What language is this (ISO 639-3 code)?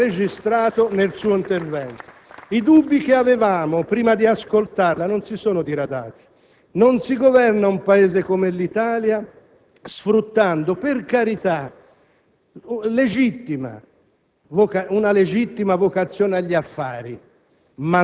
ita